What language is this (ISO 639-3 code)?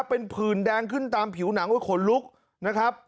tha